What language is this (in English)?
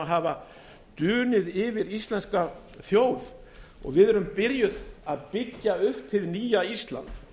Icelandic